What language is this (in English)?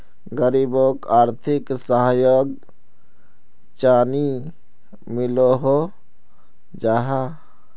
Magahi